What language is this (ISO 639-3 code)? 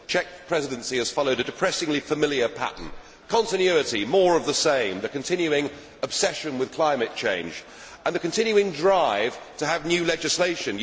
eng